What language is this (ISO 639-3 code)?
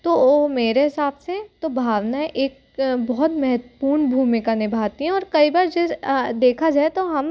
hin